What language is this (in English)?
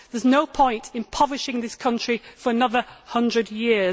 English